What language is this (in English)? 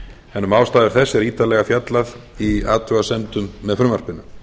Icelandic